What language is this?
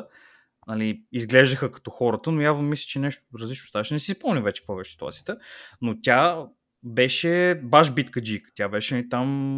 Bulgarian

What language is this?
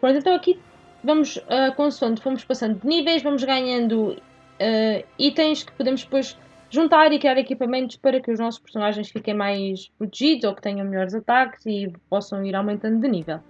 Portuguese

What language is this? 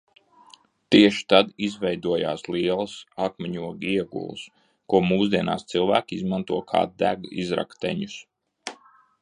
Latvian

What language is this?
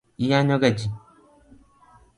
Luo (Kenya and Tanzania)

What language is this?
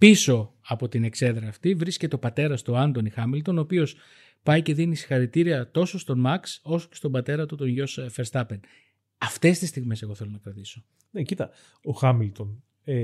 Greek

